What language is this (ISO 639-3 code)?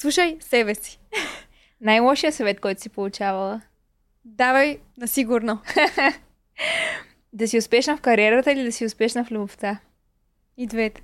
bul